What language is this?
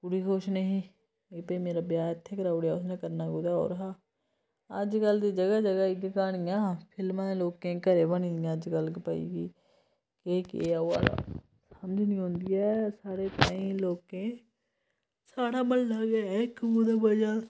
Dogri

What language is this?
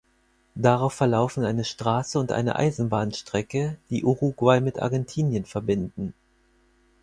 German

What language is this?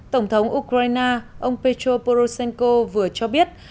Vietnamese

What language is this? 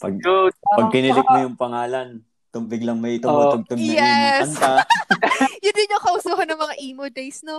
Filipino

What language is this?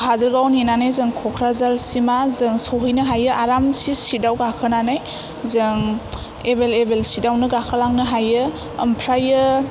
Bodo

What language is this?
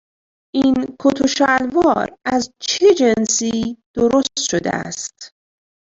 Persian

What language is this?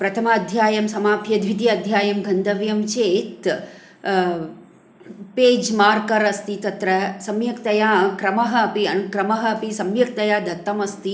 Sanskrit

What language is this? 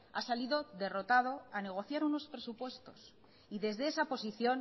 Spanish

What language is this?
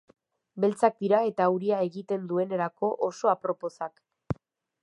Basque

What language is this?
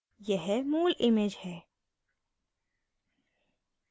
Hindi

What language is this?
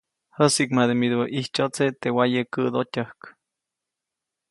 Copainalá Zoque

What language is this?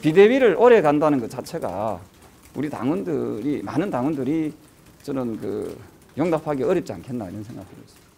Korean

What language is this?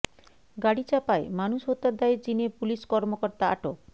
Bangla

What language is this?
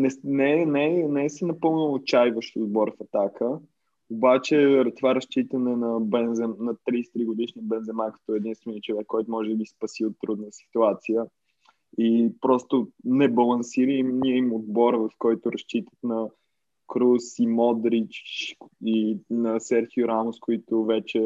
Bulgarian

